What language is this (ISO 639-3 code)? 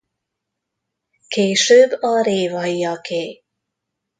hun